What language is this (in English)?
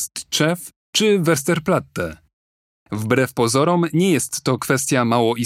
Polish